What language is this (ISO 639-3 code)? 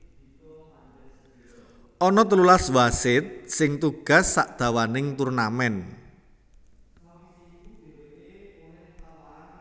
jav